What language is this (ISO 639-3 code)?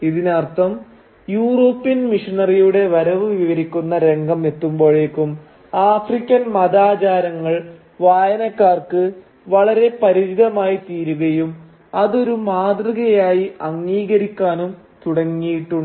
mal